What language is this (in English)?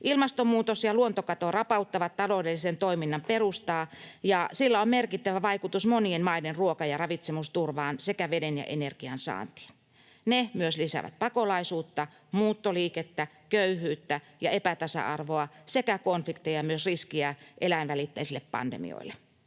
Finnish